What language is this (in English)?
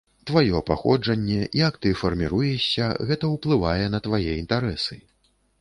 Belarusian